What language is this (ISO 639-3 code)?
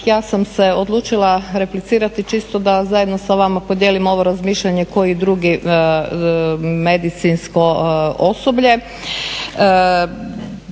hrv